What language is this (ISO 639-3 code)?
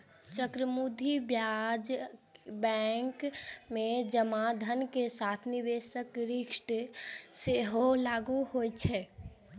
mai